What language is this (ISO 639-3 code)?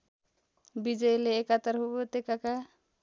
nep